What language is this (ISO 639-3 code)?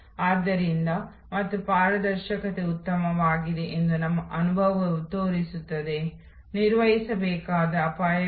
kan